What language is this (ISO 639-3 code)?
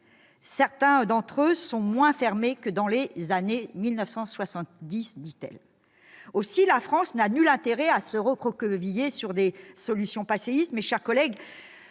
fra